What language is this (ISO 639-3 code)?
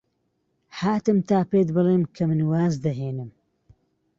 ckb